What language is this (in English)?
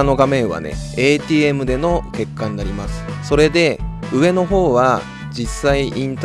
Japanese